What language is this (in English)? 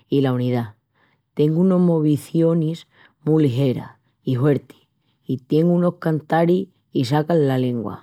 Extremaduran